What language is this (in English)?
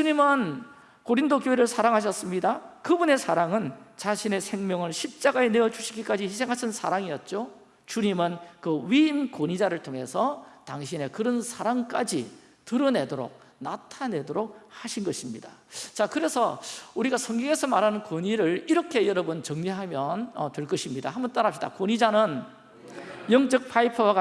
Korean